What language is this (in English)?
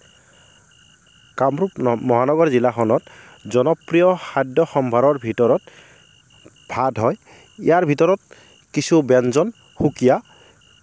Assamese